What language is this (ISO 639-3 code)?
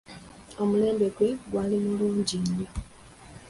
lug